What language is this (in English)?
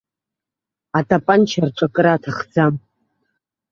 Abkhazian